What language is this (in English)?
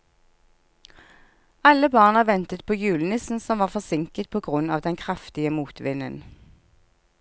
Norwegian